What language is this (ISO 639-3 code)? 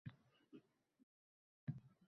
uzb